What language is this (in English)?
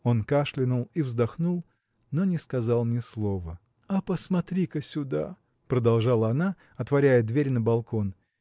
Russian